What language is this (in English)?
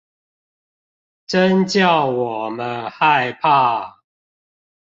Chinese